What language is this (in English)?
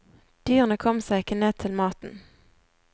Norwegian